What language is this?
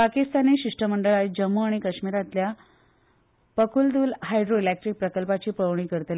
Konkani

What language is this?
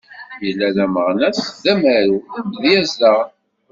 Kabyle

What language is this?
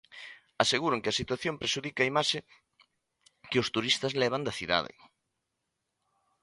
Galician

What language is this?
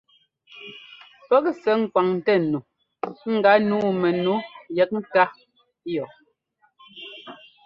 Ngomba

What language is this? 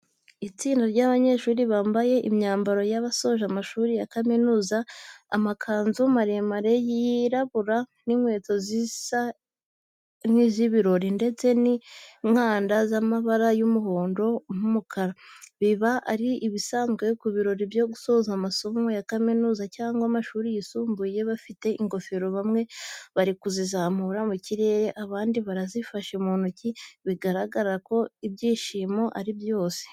Kinyarwanda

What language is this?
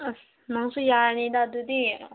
Manipuri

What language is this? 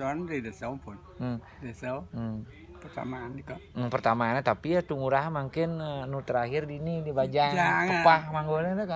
Indonesian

